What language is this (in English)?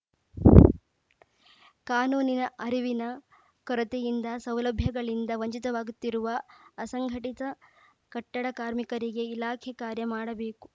Kannada